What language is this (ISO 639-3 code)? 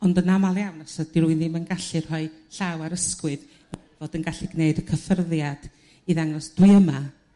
cym